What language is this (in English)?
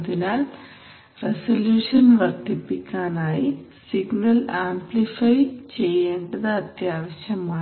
Malayalam